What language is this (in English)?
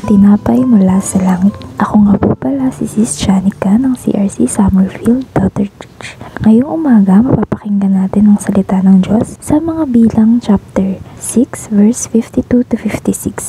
Filipino